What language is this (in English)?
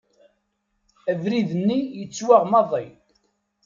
Kabyle